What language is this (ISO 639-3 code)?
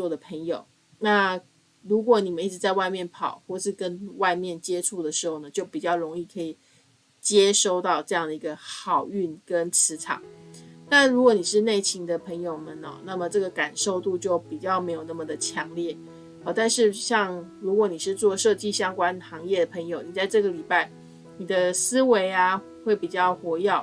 zho